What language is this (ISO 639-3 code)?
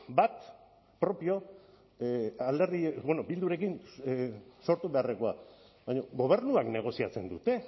eus